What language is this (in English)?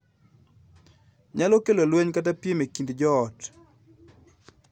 Luo (Kenya and Tanzania)